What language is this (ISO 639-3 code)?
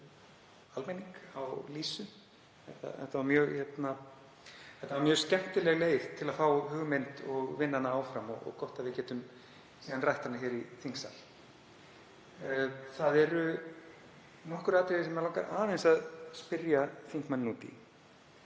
isl